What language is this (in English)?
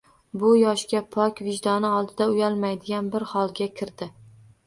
Uzbek